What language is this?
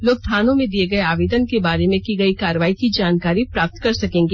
Hindi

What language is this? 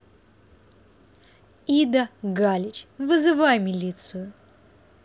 Russian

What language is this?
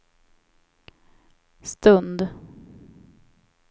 Swedish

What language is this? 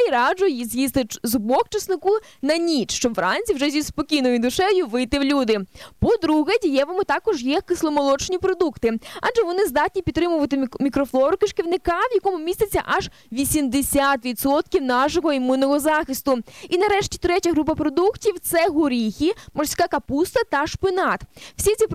Polish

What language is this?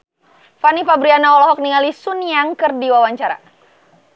Sundanese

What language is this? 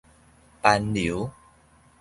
Min Nan Chinese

